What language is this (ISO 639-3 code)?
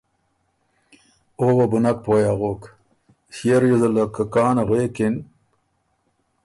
oru